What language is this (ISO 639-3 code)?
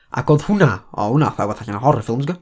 cym